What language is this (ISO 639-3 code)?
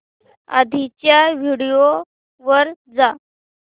mar